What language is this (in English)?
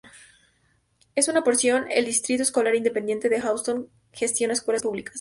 Spanish